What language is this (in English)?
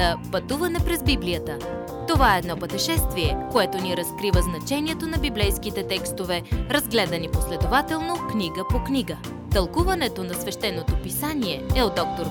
Bulgarian